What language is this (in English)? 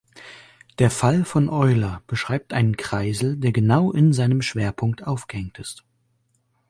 German